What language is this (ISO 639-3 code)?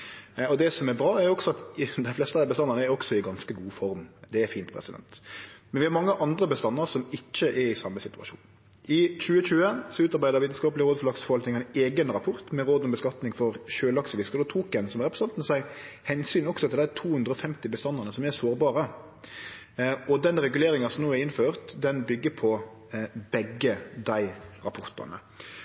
nno